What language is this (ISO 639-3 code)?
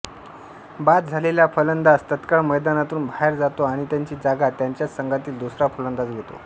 mar